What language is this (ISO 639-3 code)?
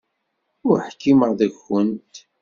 kab